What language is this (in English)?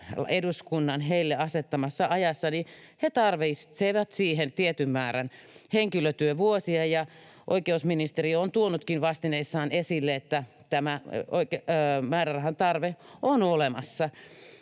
Finnish